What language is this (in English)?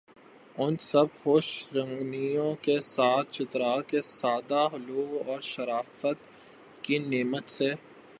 Urdu